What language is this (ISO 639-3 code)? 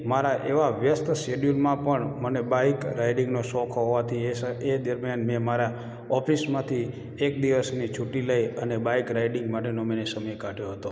guj